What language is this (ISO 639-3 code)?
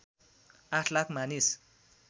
nep